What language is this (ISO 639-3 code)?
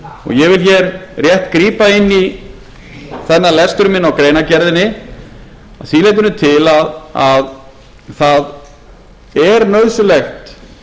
isl